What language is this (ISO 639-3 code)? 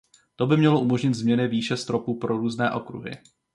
ces